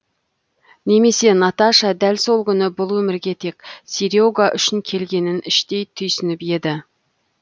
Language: Kazakh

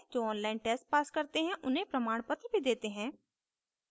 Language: Hindi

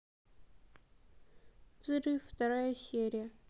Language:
Russian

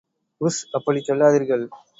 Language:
Tamil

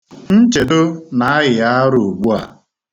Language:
Igbo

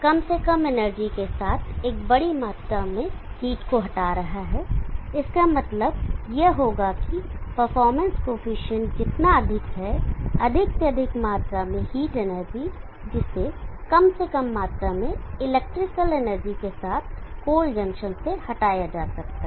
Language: Hindi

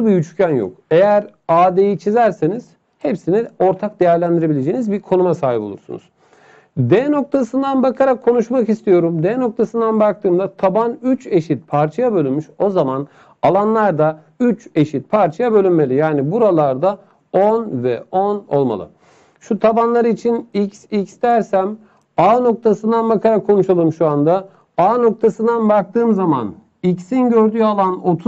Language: Turkish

